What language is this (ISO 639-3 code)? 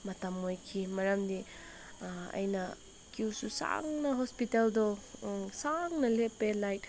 mni